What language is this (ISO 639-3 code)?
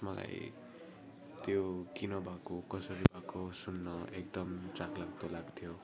nep